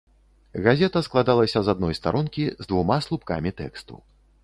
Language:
Belarusian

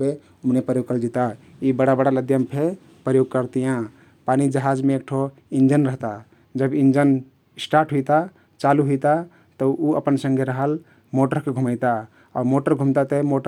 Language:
Kathoriya Tharu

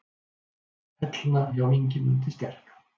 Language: Icelandic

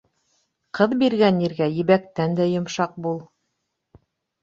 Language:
Bashkir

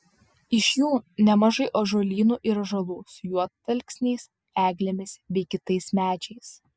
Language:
Lithuanian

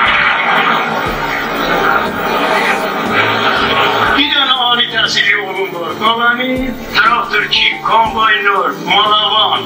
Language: Turkish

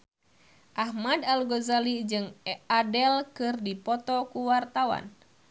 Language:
Sundanese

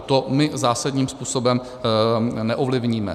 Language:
Czech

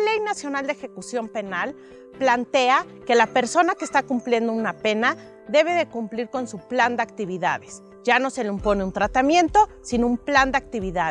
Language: Spanish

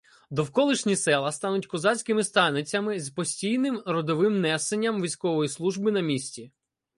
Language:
Ukrainian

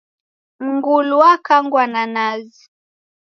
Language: Taita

